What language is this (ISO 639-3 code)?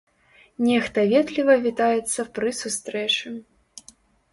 bel